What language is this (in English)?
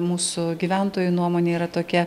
Lithuanian